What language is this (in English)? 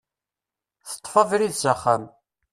Kabyle